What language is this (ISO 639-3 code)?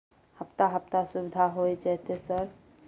mai